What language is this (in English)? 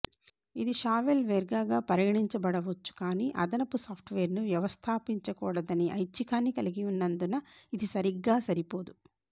Telugu